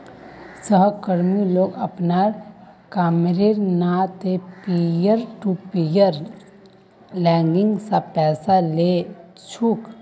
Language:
Magahi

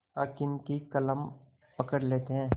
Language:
Hindi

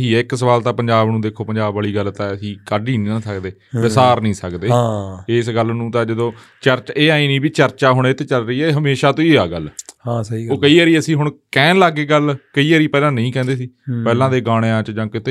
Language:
Punjabi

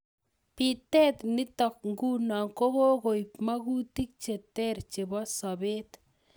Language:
Kalenjin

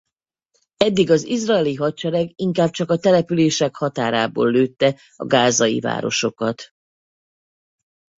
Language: Hungarian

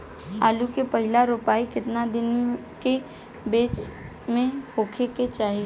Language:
Bhojpuri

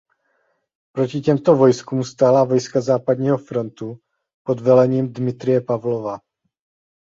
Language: Czech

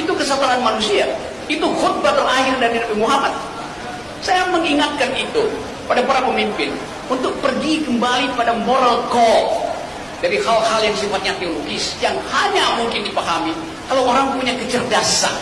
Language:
Indonesian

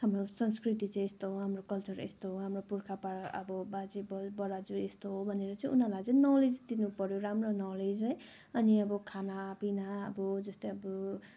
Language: Nepali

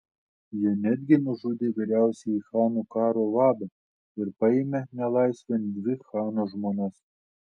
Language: Lithuanian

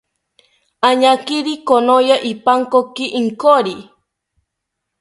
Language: South Ucayali Ashéninka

